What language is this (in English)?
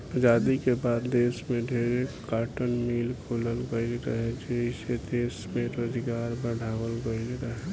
Bhojpuri